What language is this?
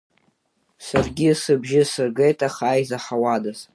Abkhazian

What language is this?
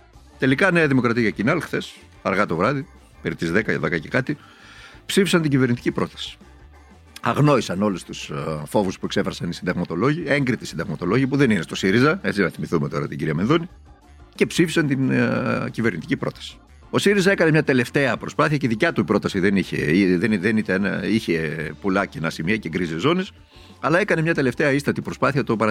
Greek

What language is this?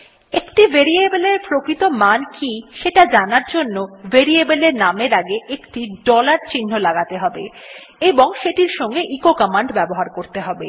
Bangla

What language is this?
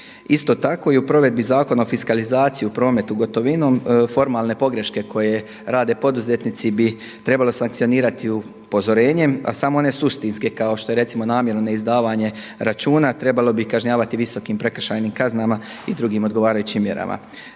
Croatian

